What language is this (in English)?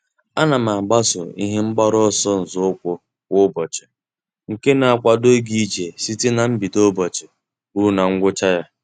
Igbo